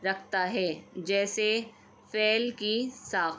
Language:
Urdu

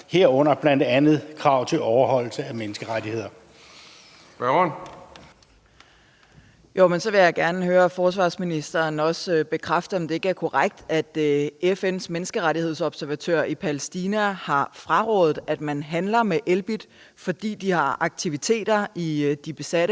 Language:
Danish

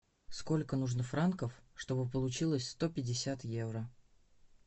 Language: Russian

